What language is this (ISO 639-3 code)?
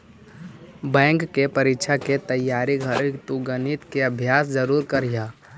mag